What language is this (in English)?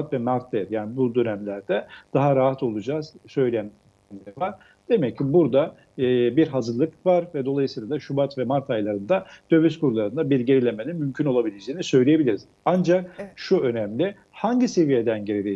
Turkish